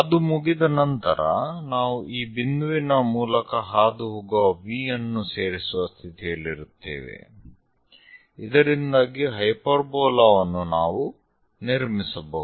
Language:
Kannada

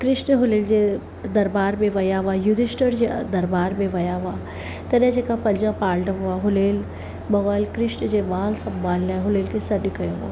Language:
Sindhi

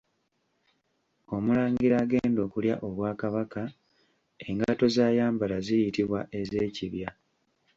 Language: Ganda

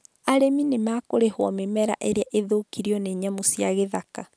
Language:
Kikuyu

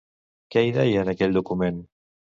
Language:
Catalan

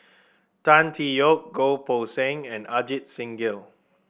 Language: English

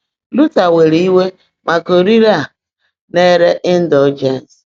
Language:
Igbo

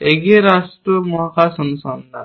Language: Bangla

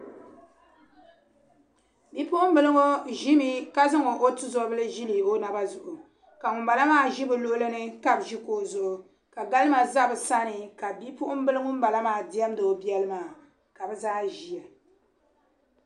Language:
Dagbani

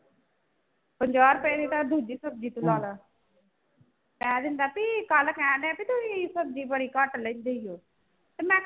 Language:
Punjabi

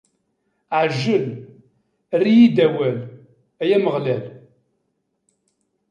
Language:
Kabyle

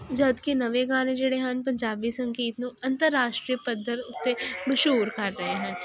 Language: Punjabi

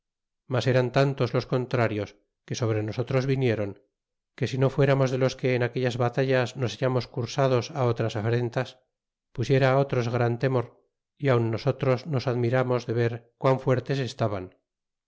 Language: Spanish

